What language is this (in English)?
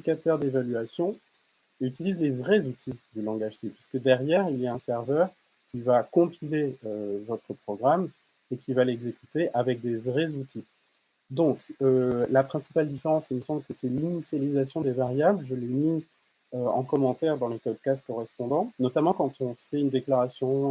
French